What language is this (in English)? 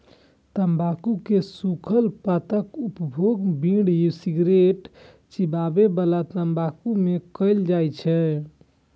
Maithili